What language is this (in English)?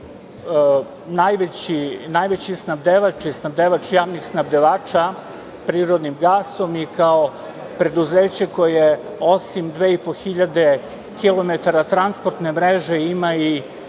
Serbian